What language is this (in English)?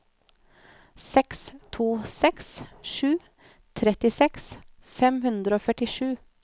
Norwegian